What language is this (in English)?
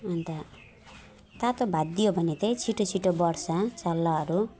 Nepali